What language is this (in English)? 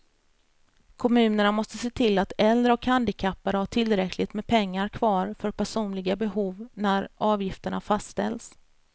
Swedish